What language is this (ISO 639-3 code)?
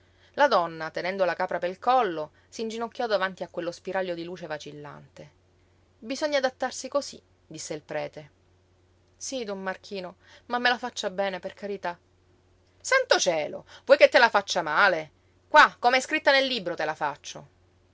ita